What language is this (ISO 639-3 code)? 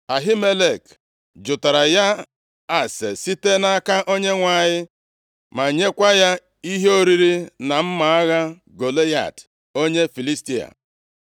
ibo